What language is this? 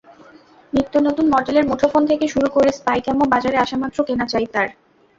Bangla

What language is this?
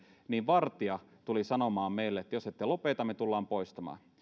Finnish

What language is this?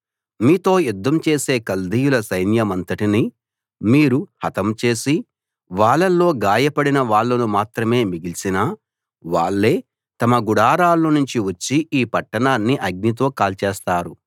Telugu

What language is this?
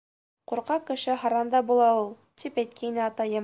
Bashkir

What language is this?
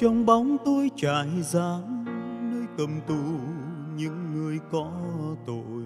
Vietnamese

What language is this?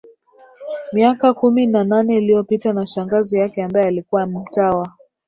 Swahili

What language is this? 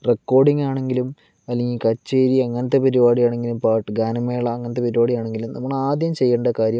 Malayalam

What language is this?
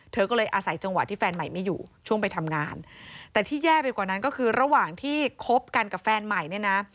Thai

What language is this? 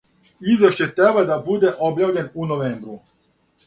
Serbian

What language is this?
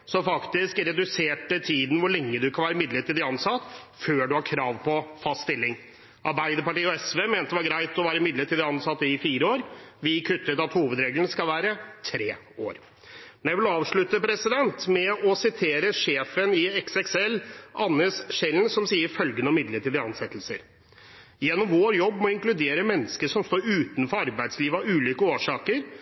Norwegian Bokmål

